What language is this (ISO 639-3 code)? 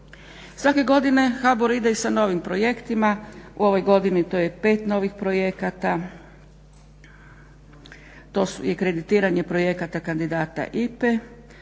hrv